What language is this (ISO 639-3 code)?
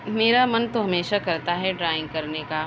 urd